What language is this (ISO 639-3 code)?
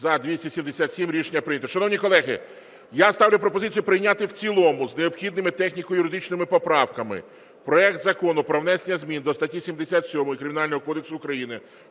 ukr